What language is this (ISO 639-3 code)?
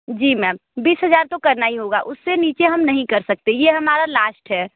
hin